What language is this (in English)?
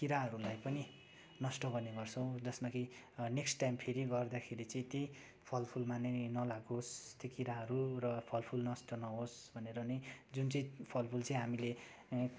Nepali